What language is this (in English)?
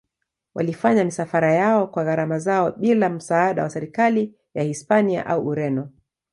Swahili